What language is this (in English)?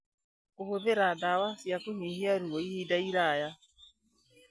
Kikuyu